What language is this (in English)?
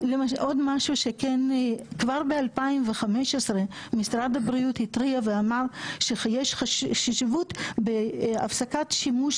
Hebrew